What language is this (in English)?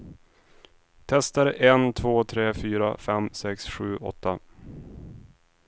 Swedish